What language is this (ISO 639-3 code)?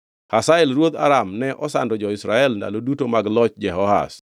luo